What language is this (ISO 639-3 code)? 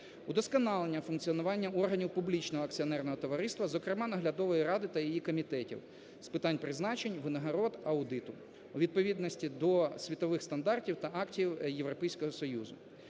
ukr